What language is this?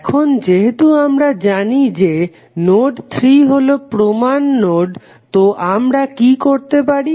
Bangla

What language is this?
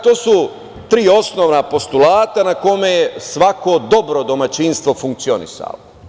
Serbian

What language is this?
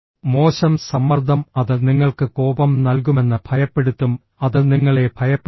Malayalam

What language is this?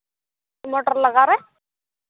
Santali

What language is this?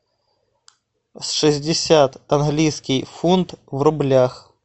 Russian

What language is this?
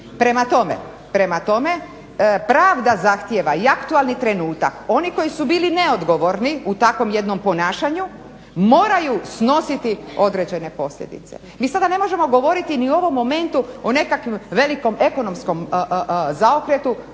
Croatian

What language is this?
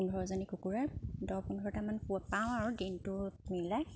Assamese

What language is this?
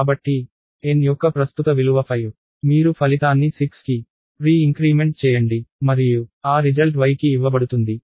Telugu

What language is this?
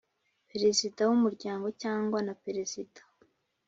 Kinyarwanda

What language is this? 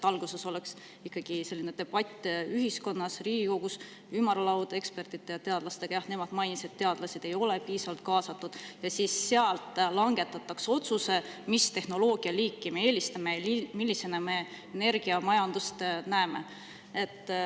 Estonian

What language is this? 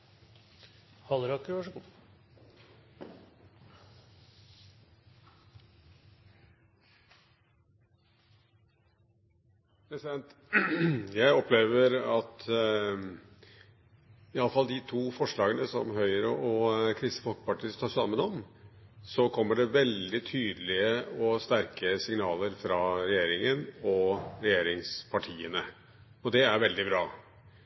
Norwegian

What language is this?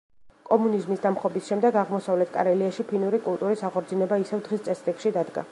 Georgian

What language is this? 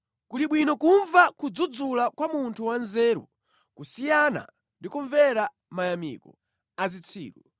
Nyanja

